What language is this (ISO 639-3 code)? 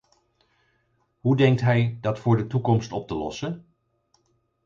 nld